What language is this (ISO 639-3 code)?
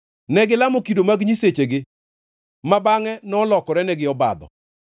luo